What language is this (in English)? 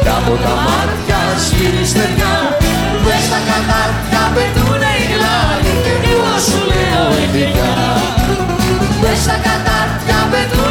Greek